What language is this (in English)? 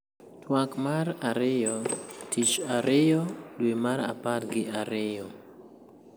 Luo (Kenya and Tanzania)